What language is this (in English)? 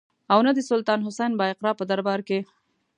Pashto